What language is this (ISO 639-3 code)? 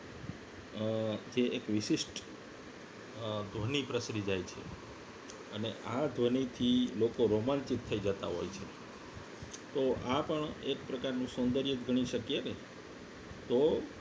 guj